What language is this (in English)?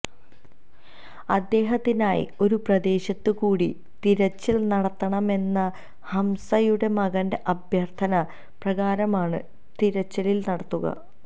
Malayalam